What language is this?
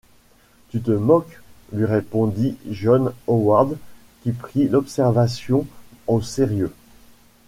French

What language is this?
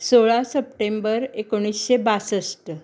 Konkani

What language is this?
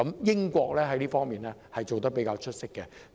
Cantonese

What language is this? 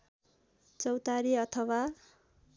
Nepali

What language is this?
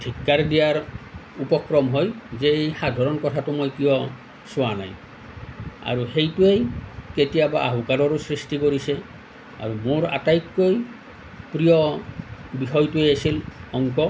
Assamese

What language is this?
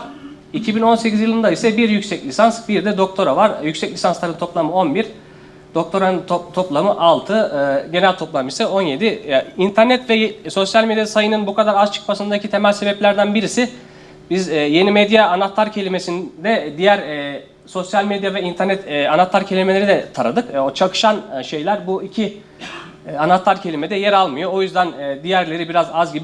Turkish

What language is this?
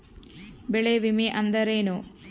Kannada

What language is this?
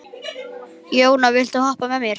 Icelandic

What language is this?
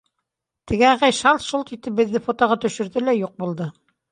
Bashkir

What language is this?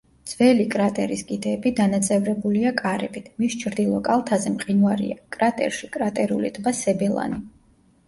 Georgian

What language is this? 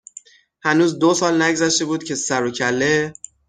Persian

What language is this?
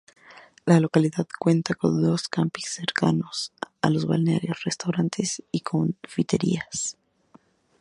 Spanish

